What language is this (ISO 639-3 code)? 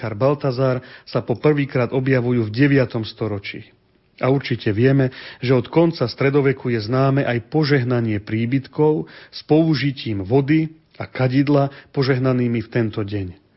slk